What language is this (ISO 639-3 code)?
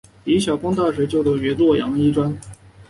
zho